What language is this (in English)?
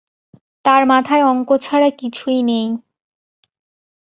Bangla